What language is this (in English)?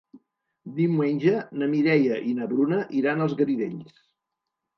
Catalan